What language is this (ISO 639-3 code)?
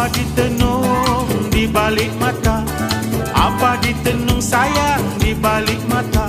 ron